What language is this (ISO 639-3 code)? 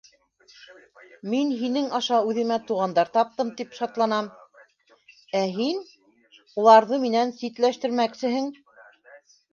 bak